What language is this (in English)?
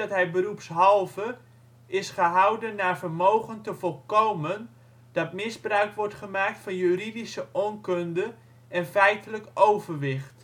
Dutch